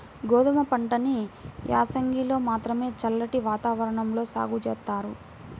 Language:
Telugu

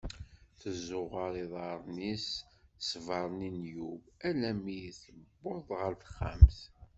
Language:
Kabyle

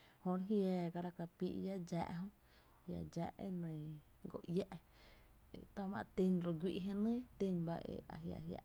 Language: Tepinapa Chinantec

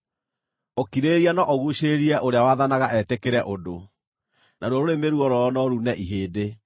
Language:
Kikuyu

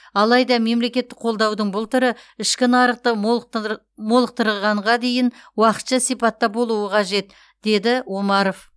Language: Kazakh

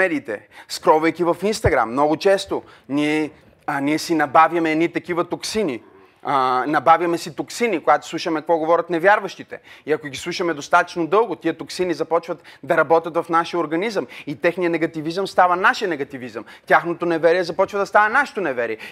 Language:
Bulgarian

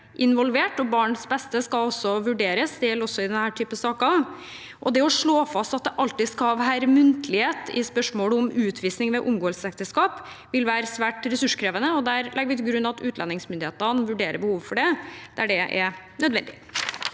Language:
Norwegian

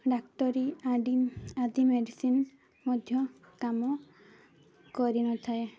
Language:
Odia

